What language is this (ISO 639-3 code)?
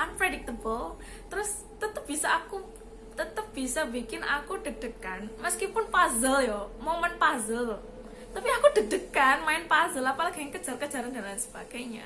ind